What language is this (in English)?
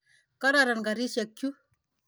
Kalenjin